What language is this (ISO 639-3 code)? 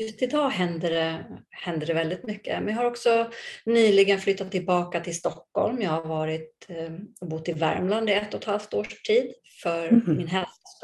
swe